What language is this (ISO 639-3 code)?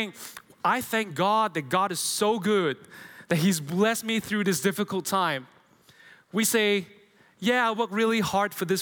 eng